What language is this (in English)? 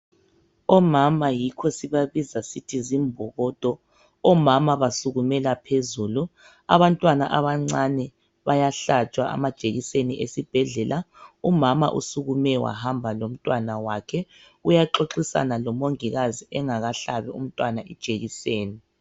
North Ndebele